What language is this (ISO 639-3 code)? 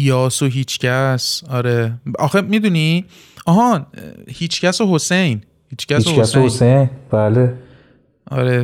fas